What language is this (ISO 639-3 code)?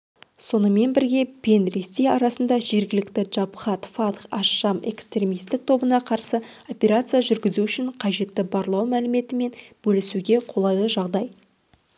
kaz